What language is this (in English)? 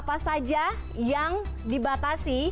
Indonesian